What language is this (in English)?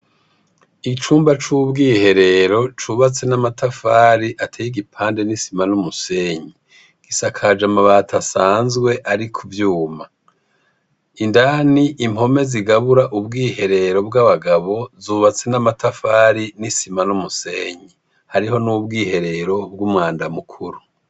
Rundi